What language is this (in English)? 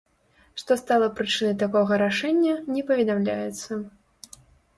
Belarusian